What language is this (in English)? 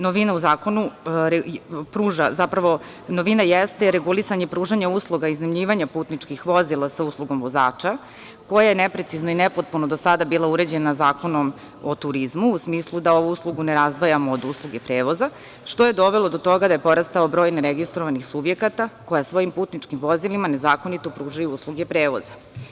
Serbian